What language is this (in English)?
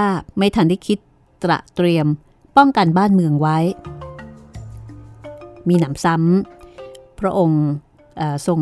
Thai